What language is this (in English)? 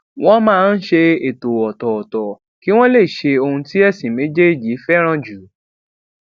Yoruba